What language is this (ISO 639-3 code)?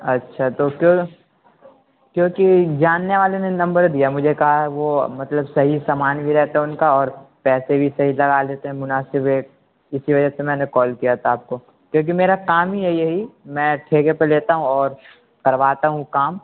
urd